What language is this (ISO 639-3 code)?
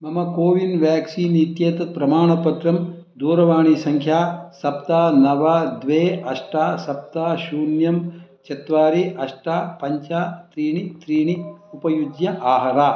san